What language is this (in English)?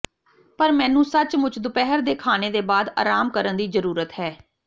Punjabi